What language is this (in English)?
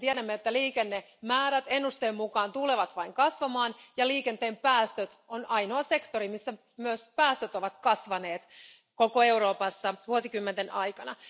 Finnish